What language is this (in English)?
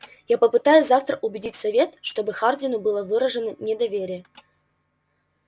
Russian